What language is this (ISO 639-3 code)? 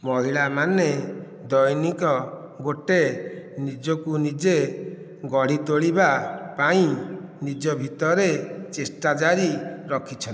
ori